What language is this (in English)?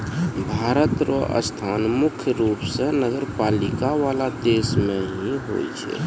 Maithili